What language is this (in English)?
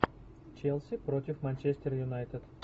Russian